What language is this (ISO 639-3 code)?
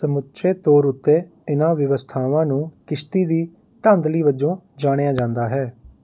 pan